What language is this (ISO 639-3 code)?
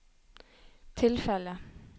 nor